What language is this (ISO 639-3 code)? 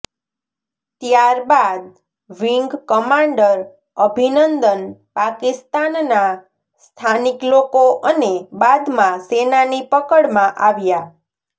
guj